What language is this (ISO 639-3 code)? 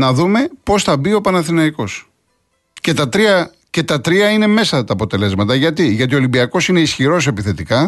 ell